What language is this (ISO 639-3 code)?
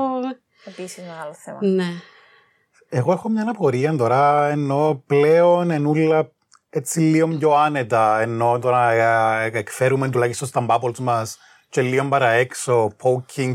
ell